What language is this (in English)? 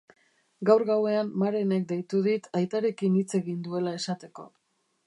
Basque